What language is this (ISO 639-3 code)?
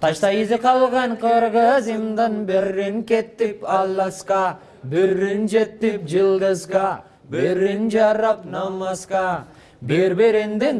tur